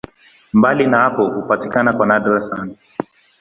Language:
Swahili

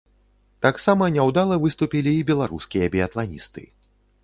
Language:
Belarusian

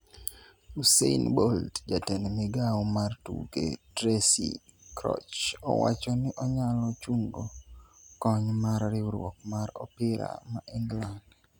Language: Luo (Kenya and Tanzania)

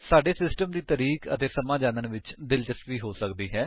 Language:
Punjabi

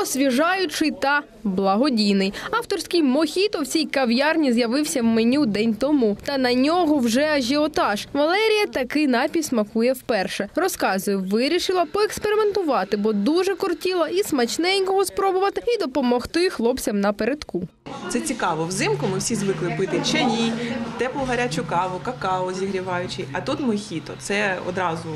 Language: Ukrainian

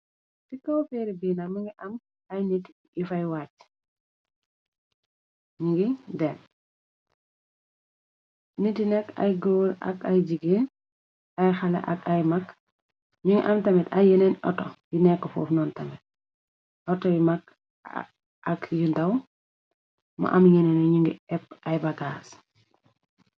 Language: Wolof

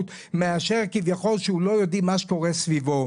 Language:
Hebrew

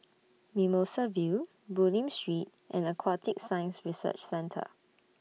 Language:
English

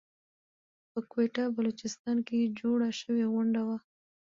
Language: Pashto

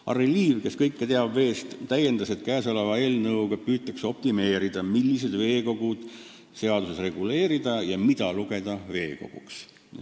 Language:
Estonian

